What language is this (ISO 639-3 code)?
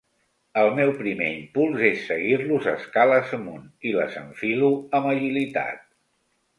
cat